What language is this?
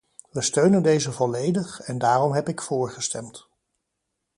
Dutch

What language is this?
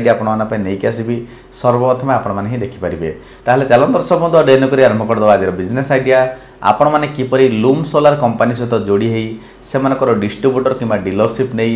Hindi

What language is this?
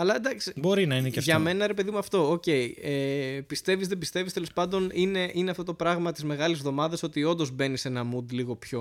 Greek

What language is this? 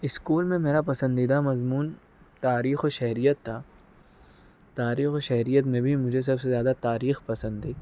Urdu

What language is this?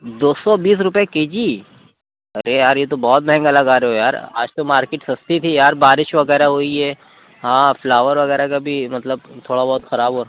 Urdu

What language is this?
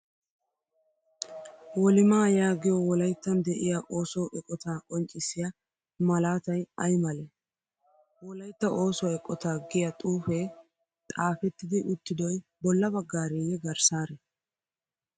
Wolaytta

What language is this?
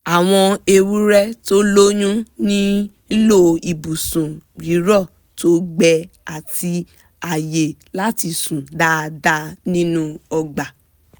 Yoruba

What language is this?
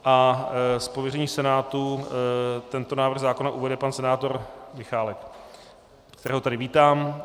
Czech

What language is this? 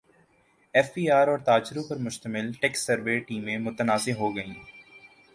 Urdu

